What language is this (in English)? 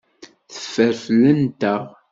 Kabyle